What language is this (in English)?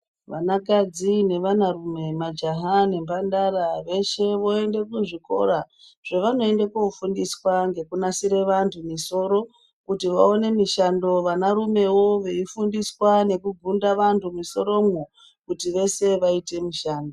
Ndau